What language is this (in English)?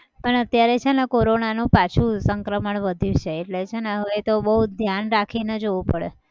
Gujarati